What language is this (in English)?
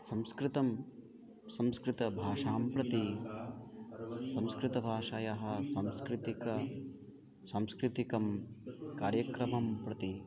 Sanskrit